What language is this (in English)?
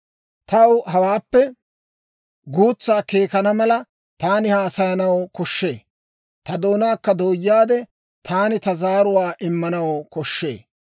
Dawro